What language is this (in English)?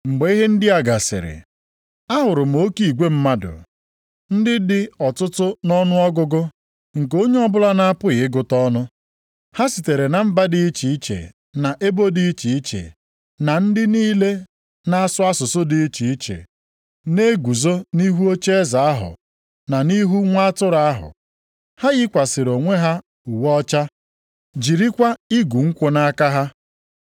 Igbo